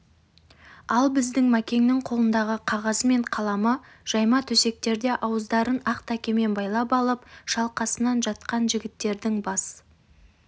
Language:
Kazakh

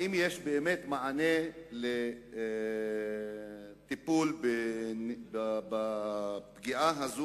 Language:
Hebrew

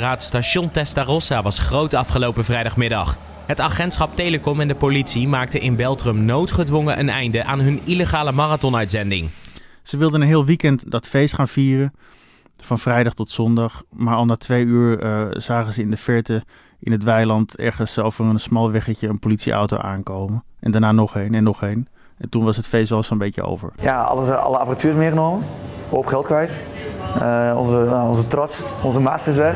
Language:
Dutch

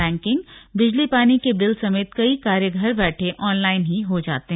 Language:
Hindi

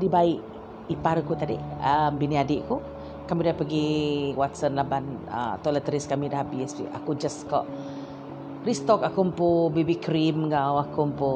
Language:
Malay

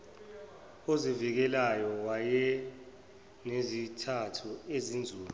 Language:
Zulu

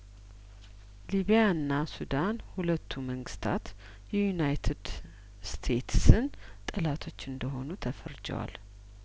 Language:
Amharic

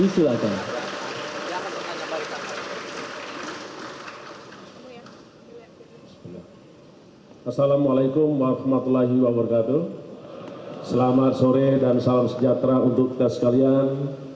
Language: Indonesian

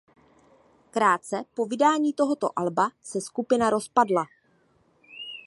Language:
Czech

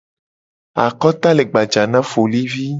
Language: Gen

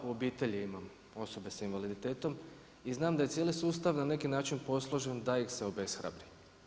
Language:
Croatian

